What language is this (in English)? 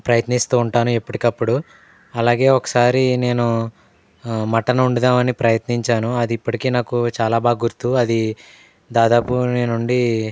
Telugu